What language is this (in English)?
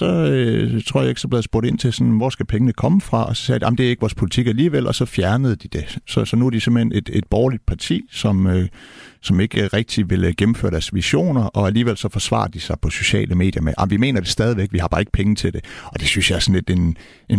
Danish